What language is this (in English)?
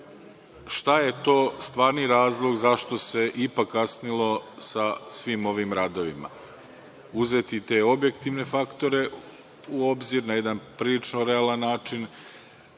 Serbian